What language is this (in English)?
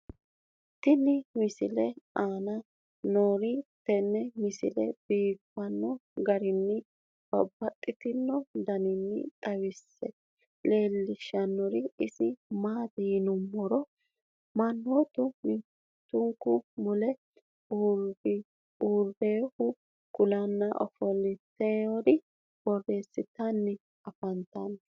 Sidamo